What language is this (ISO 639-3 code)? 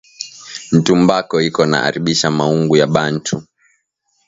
swa